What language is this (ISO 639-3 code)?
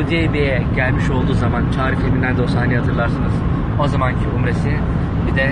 tur